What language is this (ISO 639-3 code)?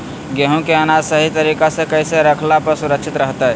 mag